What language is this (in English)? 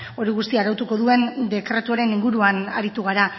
Basque